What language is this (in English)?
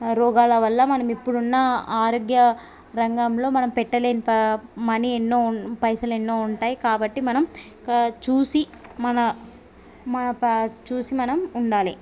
Telugu